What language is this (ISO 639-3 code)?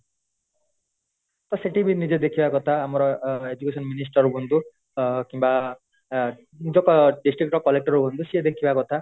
ori